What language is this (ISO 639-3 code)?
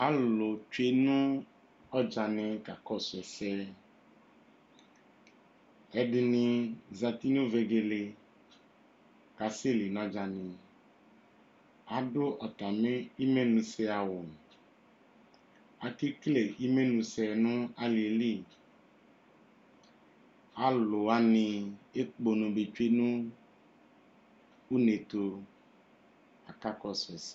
kpo